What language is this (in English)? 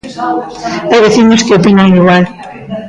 Galician